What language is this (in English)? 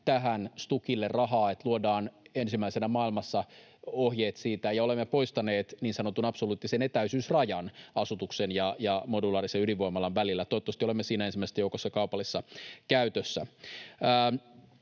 Finnish